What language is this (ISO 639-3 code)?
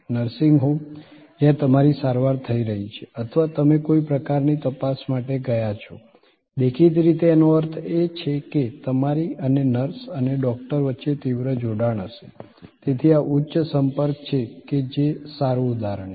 guj